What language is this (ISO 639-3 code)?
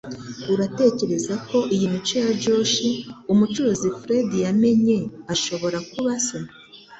kin